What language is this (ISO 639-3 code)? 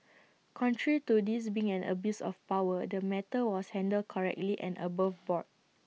eng